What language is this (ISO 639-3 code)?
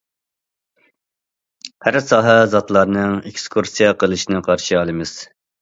uig